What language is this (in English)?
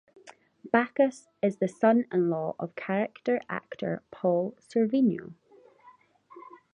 English